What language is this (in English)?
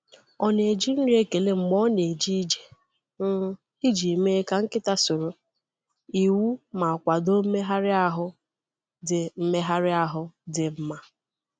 Igbo